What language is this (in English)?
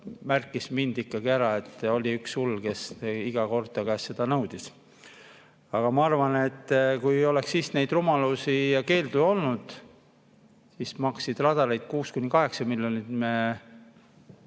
Estonian